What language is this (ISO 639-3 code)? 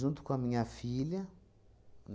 por